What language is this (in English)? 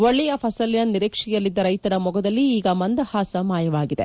Kannada